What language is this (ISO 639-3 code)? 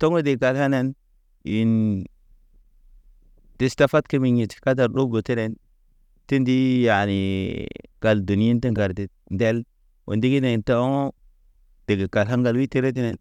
mne